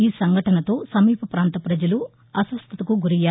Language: Telugu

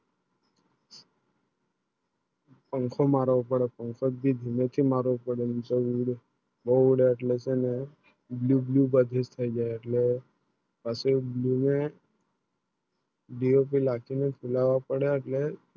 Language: Gujarati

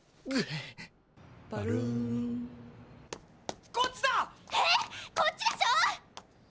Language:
Japanese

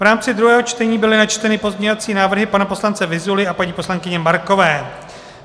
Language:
Czech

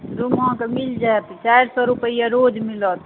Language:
Maithili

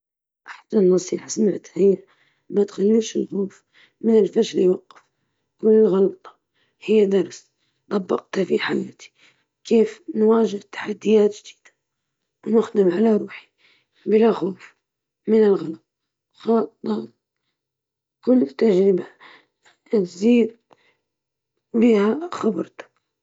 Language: Libyan Arabic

